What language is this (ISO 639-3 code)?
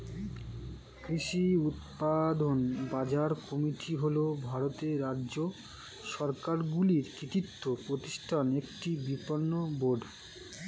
ben